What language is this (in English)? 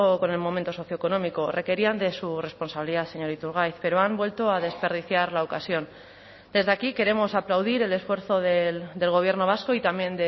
Spanish